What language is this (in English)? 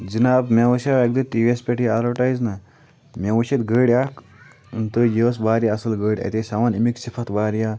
Kashmiri